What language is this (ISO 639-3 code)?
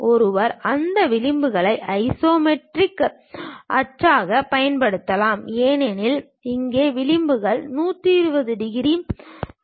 tam